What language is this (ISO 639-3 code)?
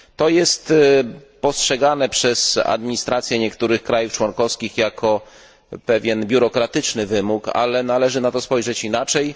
pol